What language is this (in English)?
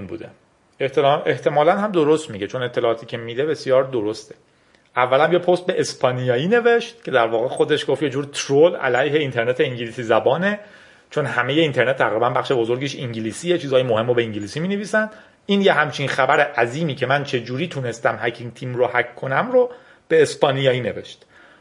Persian